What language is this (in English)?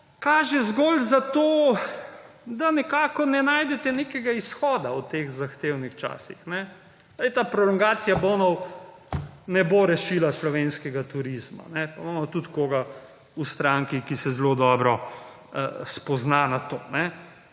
Slovenian